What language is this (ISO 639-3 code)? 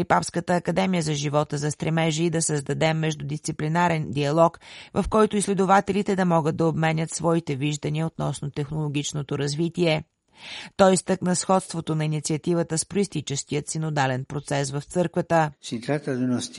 bul